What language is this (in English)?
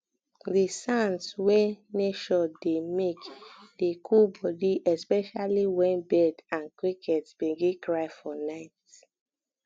Nigerian Pidgin